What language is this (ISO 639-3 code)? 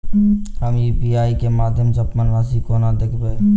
mai